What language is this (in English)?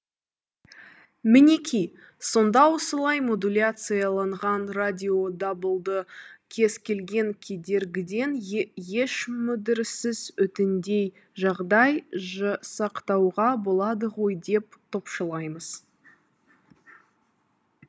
Kazakh